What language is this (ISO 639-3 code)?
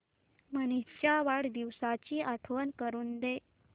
mar